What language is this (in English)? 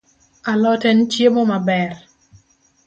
Luo (Kenya and Tanzania)